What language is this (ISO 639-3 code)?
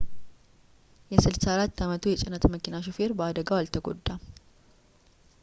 amh